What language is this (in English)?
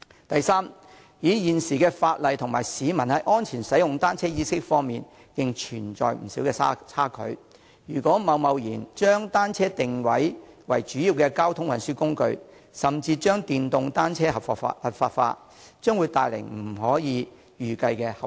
Cantonese